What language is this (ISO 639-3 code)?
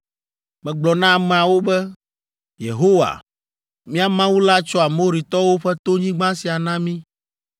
ewe